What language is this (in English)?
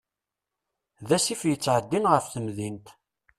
Kabyle